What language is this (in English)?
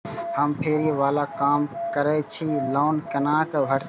Maithili